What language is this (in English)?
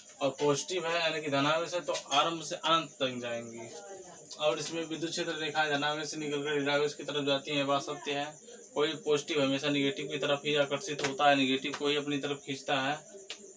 Hindi